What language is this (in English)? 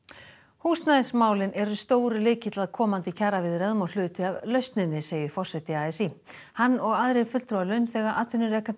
Icelandic